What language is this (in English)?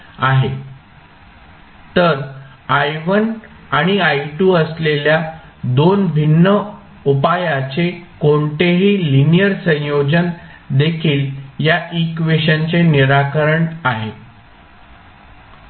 Marathi